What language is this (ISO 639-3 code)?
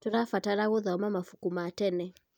kik